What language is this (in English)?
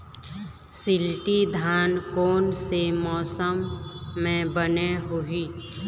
Chhattisgarhi